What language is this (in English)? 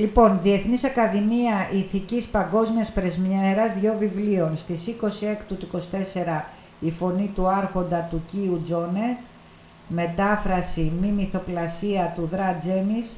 Greek